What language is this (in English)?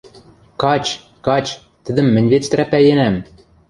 Western Mari